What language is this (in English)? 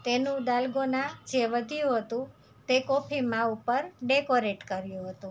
Gujarati